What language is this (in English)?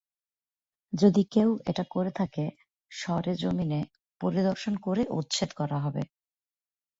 Bangla